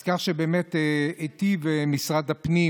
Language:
Hebrew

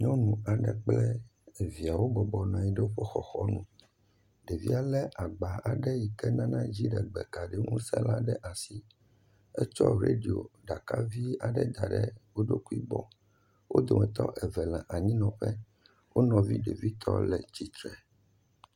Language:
Ewe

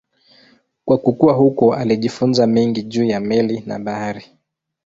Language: Swahili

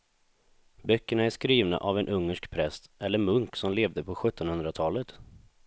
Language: Swedish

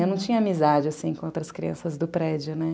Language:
Portuguese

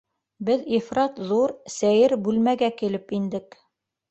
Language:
Bashkir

